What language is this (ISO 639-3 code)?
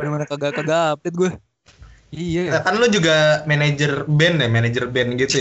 ind